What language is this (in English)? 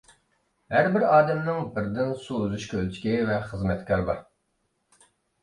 Uyghur